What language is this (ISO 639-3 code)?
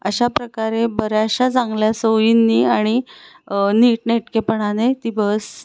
mar